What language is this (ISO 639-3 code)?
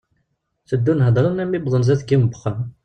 kab